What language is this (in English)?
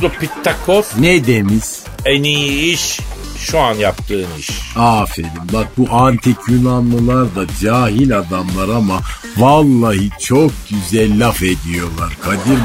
Turkish